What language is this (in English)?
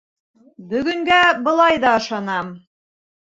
Bashkir